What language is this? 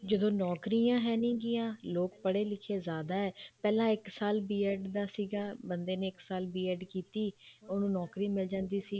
Punjabi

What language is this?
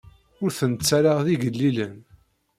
Kabyle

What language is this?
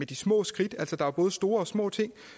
Danish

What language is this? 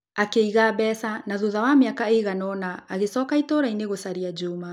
Kikuyu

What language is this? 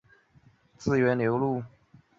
Chinese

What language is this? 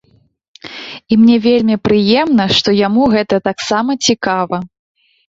Belarusian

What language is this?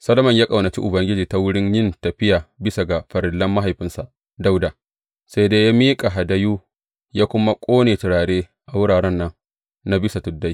Hausa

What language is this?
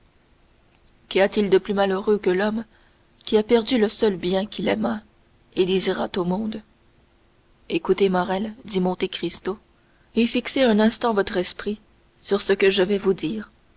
French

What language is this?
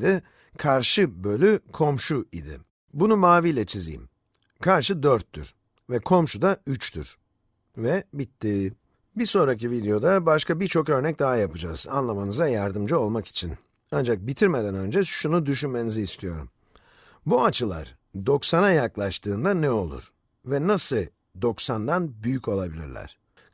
Turkish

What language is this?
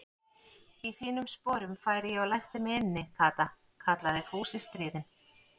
Icelandic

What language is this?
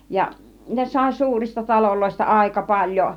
Finnish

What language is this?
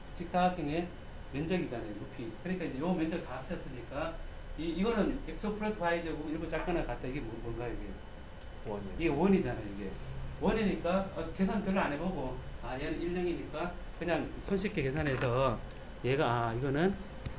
Korean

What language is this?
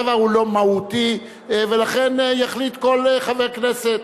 Hebrew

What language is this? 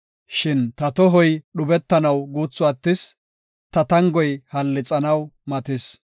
Gofa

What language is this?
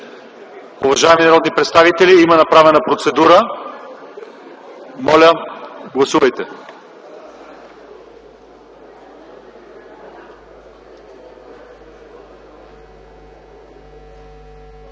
Bulgarian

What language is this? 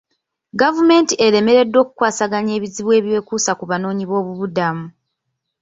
Ganda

